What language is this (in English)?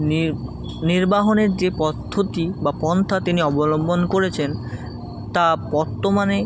Bangla